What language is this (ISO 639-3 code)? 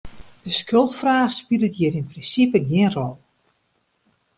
fry